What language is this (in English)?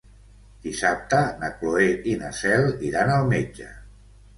Catalan